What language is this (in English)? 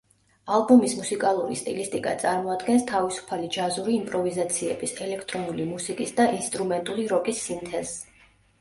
Georgian